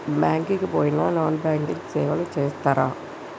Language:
Telugu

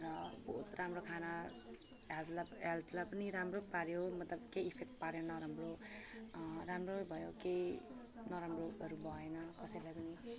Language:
Nepali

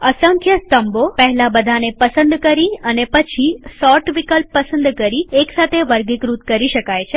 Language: Gujarati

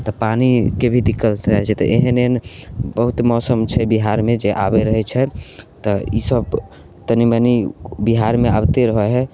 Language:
Maithili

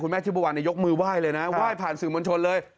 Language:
Thai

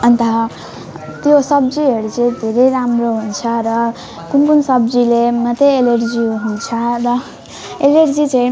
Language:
Nepali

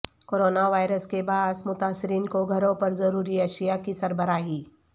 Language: Urdu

